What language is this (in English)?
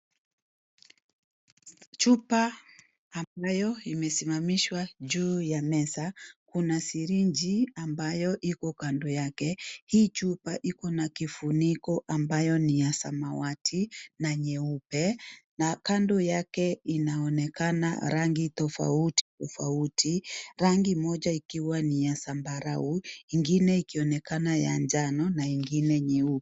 Swahili